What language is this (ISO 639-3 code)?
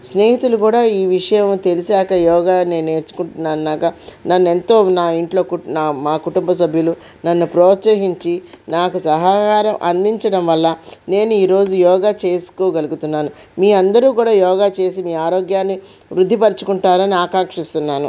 tel